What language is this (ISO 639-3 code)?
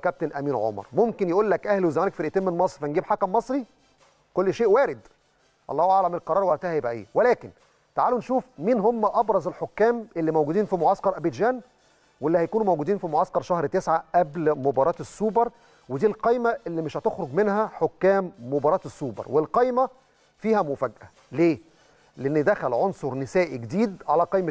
ara